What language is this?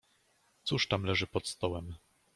Polish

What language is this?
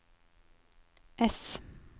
Norwegian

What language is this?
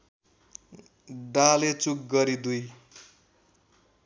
Nepali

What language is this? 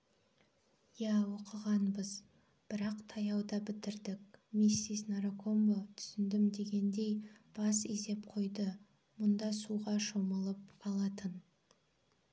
Kazakh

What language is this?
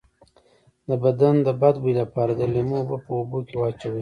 Pashto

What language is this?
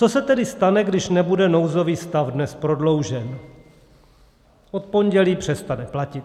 Czech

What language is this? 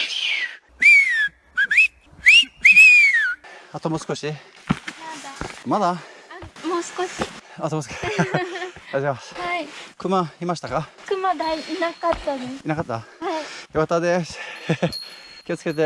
Japanese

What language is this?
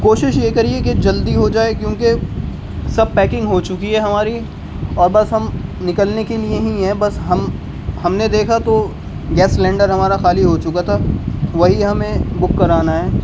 Urdu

